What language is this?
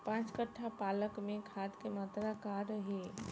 Bhojpuri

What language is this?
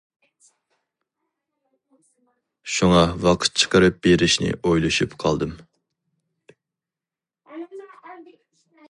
Uyghur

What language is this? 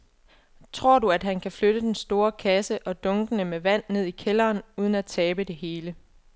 Danish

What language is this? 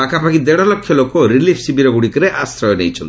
Odia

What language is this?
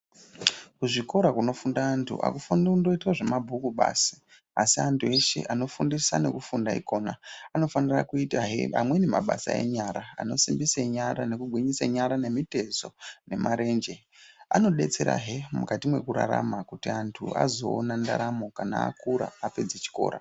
Ndau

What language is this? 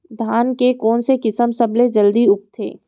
Chhattisgarhi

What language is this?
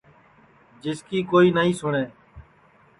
Sansi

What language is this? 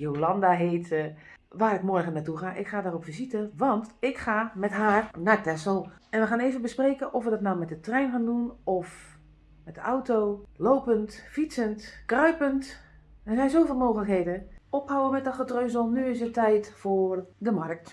Dutch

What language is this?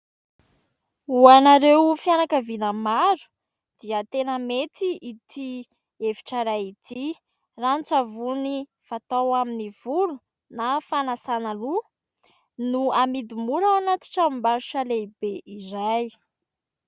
Malagasy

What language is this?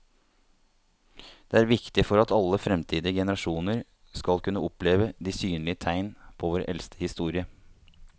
Norwegian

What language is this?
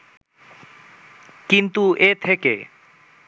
Bangla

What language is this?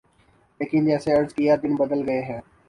Urdu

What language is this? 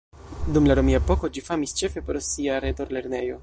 Esperanto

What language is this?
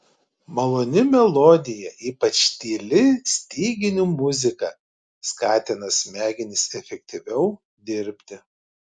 Lithuanian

